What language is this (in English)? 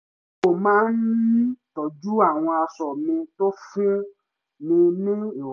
Yoruba